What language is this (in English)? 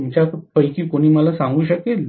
Marathi